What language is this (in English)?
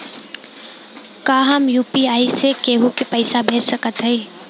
Bhojpuri